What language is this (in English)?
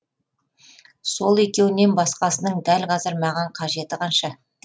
Kazakh